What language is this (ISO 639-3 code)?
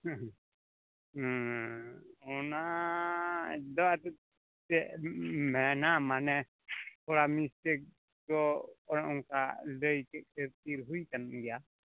sat